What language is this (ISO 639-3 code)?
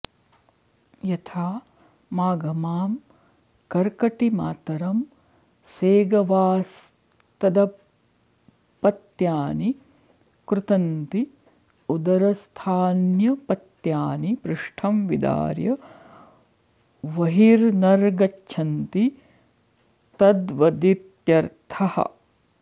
san